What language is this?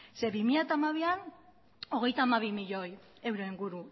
Basque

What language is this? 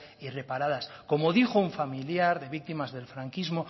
Spanish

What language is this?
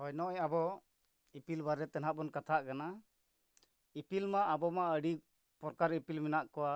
Santali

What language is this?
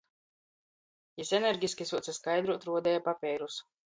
Latgalian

